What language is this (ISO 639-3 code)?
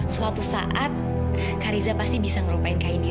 ind